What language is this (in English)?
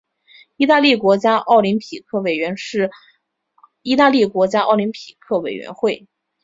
Chinese